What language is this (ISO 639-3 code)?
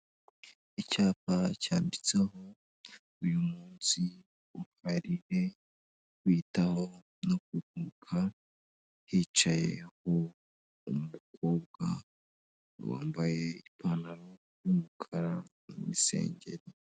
kin